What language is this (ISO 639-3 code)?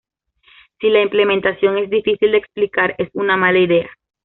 spa